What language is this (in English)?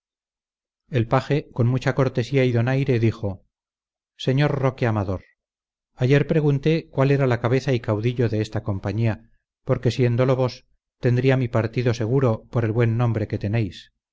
Spanish